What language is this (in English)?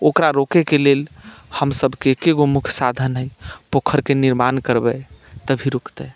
Maithili